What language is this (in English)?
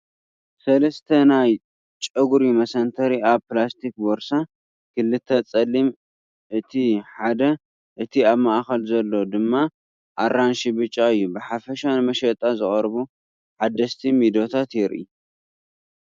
Tigrinya